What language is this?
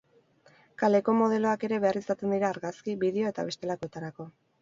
Basque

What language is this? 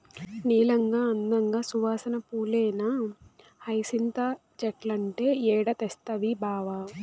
Telugu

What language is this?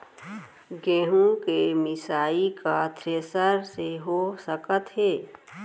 Chhattisgarhi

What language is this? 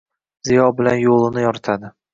Uzbek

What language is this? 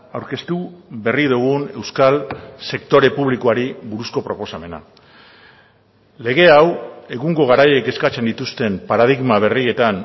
Basque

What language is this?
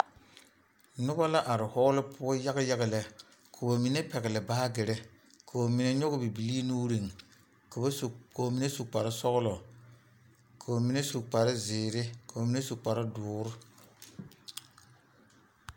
Southern Dagaare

